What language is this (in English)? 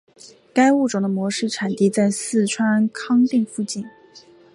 Chinese